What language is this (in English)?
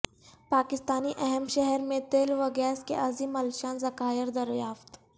Urdu